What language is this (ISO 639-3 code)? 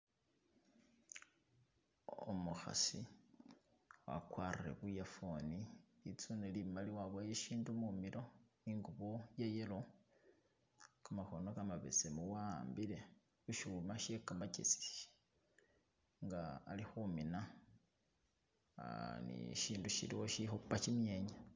myx